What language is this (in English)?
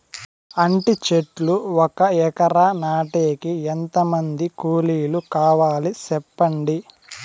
Telugu